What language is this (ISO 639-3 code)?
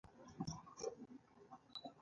pus